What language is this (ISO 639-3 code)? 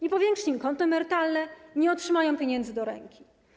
pol